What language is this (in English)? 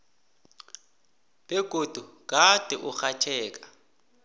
South Ndebele